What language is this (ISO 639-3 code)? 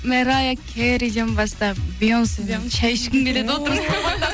kaz